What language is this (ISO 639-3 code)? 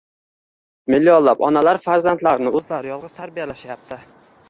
uzb